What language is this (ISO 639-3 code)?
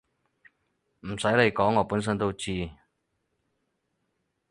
yue